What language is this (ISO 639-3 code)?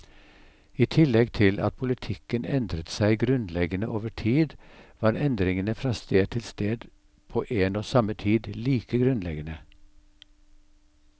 nor